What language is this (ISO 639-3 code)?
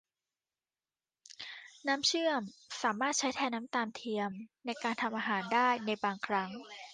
tha